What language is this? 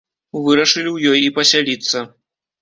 Belarusian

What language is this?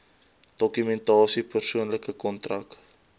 Afrikaans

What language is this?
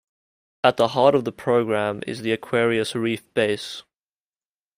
English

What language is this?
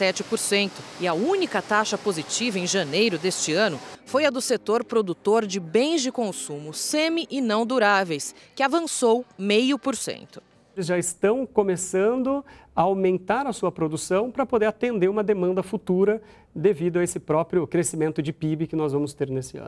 Portuguese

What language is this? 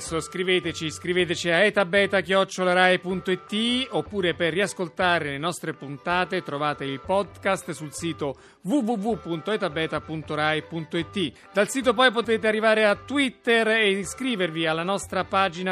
Italian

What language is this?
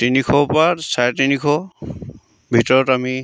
Assamese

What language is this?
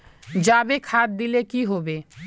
Magahi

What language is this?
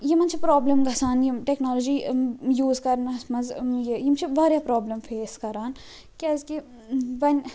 Kashmiri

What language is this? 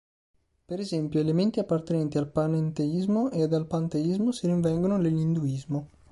Italian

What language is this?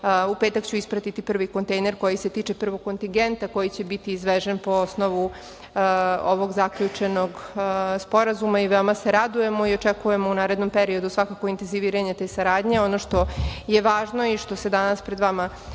Serbian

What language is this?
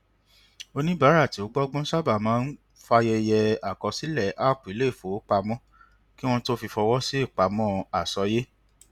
Yoruba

